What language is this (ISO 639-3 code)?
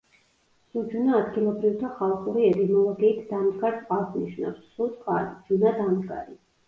kat